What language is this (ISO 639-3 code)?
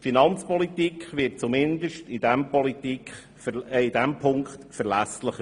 gsw